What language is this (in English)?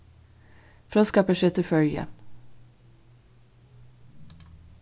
Faroese